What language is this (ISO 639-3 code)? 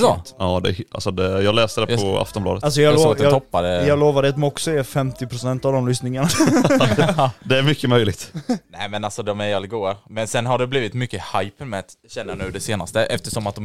swe